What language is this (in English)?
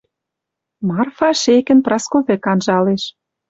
Western Mari